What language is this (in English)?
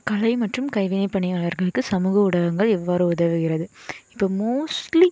Tamil